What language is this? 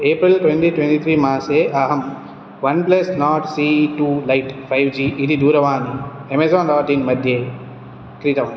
Sanskrit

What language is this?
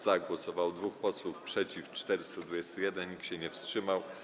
Polish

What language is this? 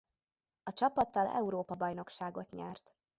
Hungarian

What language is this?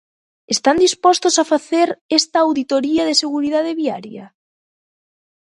Galician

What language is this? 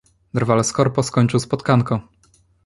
Polish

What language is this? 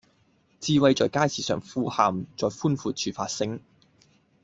Cantonese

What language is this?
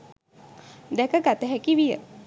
Sinhala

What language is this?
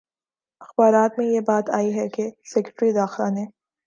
Urdu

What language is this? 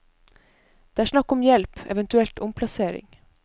Norwegian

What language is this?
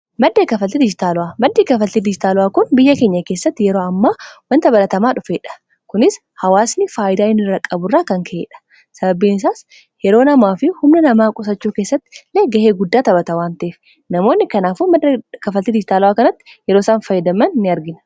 Oromo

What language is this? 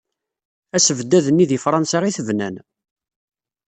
Kabyle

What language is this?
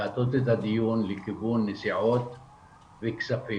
Hebrew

